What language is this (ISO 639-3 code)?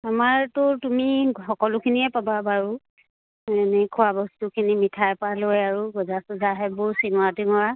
asm